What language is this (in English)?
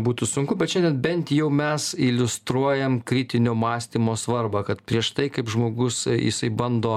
Lithuanian